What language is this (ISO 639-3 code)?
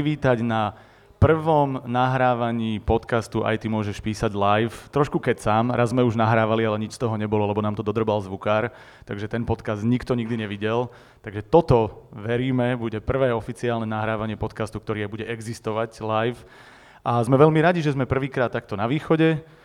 slk